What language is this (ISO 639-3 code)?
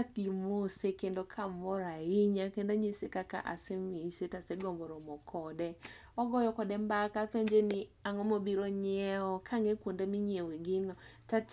luo